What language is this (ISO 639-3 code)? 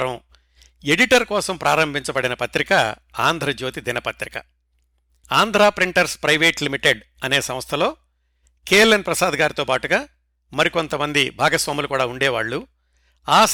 tel